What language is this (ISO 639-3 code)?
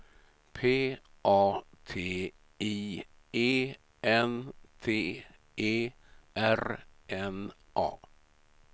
swe